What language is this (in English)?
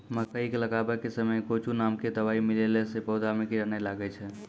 Maithili